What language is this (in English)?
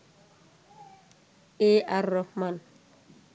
Bangla